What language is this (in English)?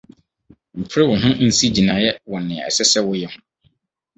Akan